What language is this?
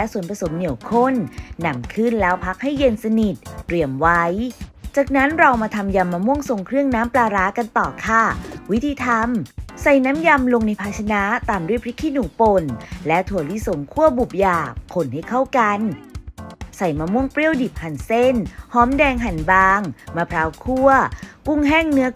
Thai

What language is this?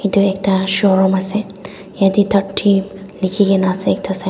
Naga Pidgin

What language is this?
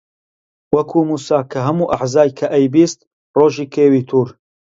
Central Kurdish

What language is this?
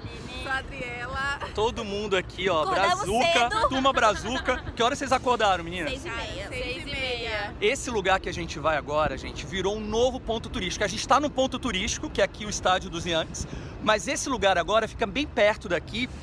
Portuguese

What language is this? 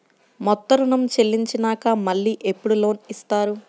Telugu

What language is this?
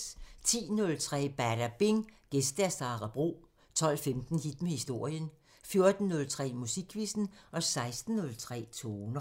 Danish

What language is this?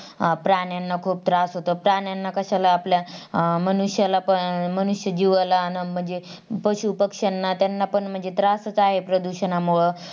Marathi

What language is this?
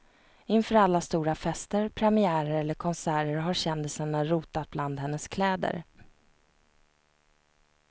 Swedish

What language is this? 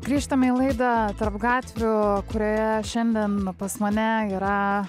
Lithuanian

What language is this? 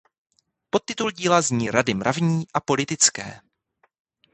Czech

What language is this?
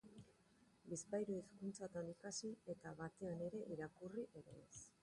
Basque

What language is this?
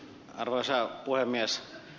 Finnish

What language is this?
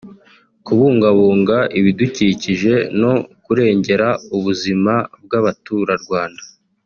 Kinyarwanda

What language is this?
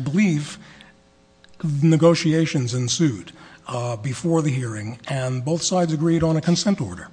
English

